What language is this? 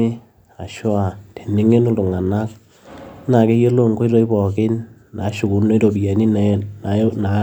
Masai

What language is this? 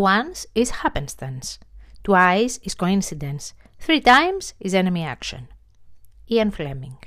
Greek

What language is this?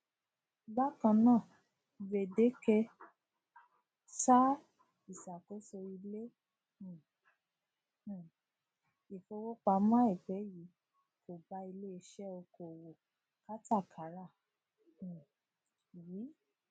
Yoruba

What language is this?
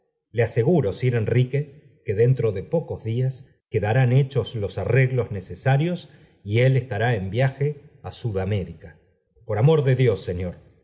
Spanish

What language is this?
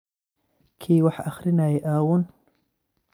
Somali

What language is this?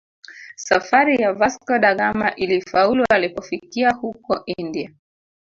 Swahili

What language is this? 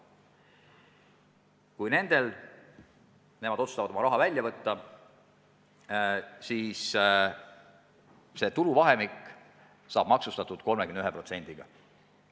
Estonian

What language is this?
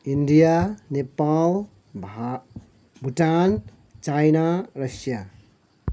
Nepali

